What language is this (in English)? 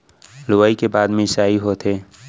Chhattisgarhi